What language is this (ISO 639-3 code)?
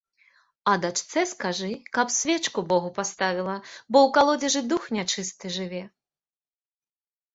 bel